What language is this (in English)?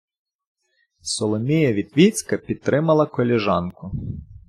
Ukrainian